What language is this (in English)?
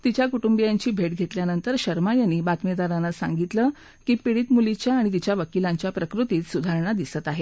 Marathi